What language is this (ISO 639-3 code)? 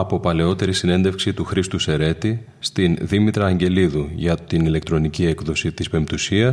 ell